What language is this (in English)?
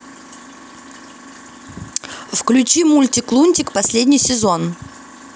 Russian